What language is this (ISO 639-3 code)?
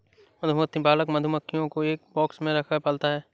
hin